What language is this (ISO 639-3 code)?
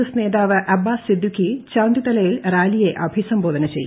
mal